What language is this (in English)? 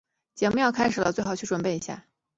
Chinese